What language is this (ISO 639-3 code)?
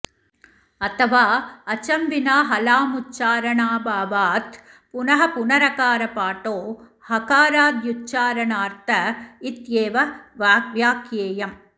san